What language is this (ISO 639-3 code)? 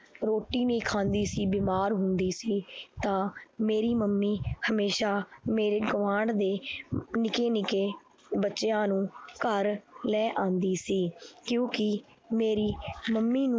pan